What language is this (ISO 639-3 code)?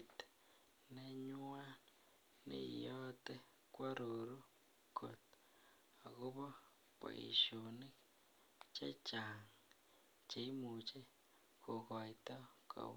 kln